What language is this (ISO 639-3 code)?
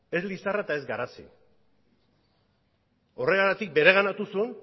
eus